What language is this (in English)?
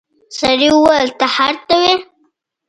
Pashto